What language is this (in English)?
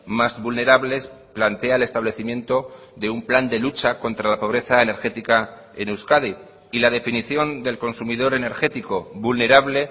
Spanish